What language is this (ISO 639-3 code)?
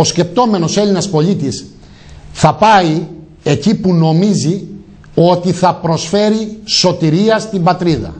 ell